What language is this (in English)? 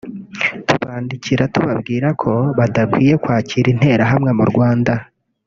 Kinyarwanda